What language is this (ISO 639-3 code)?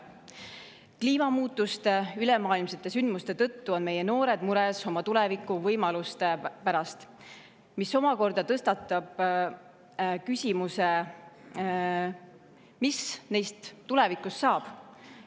est